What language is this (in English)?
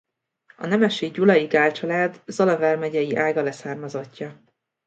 Hungarian